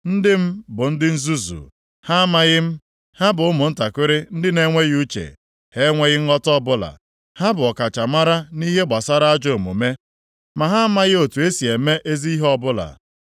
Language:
Igbo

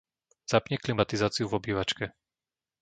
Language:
Slovak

